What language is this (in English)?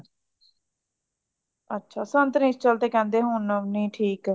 Punjabi